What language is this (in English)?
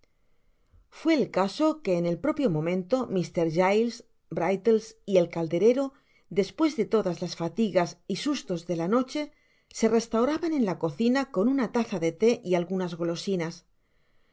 Spanish